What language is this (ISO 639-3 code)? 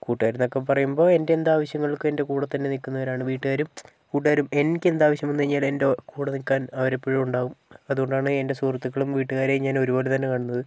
mal